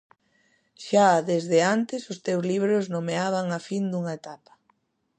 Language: Galician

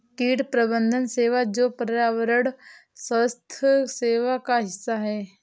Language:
Hindi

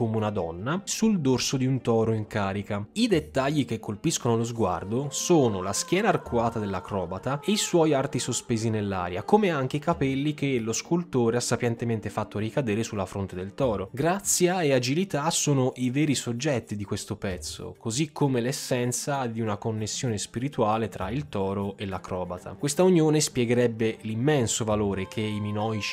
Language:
Italian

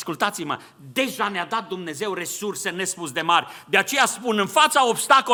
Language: Romanian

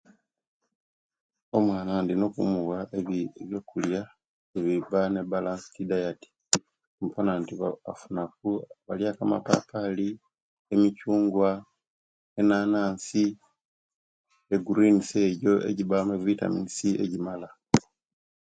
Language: Kenyi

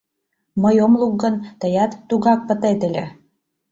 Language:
Mari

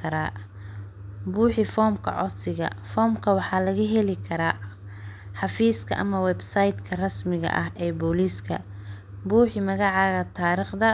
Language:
Somali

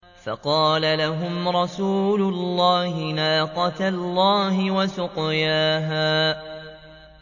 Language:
Arabic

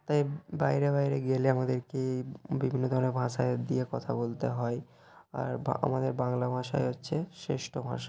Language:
Bangla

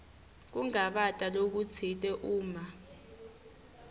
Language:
Swati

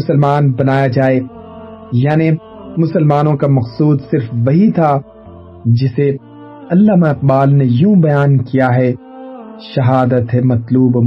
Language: Urdu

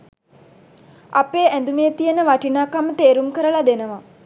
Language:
Sinhala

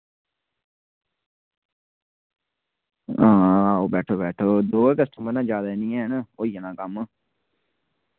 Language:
Dogri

